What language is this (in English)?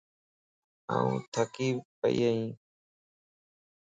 Lasi